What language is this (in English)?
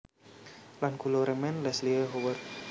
Javanese